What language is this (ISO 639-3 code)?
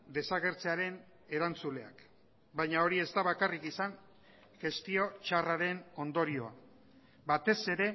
eus